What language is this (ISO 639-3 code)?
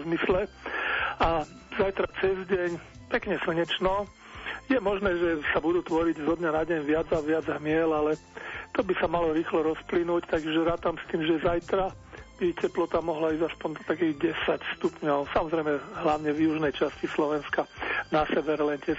slk